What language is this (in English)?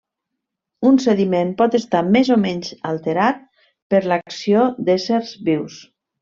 Catalan